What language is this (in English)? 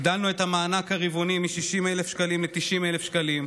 Hebrew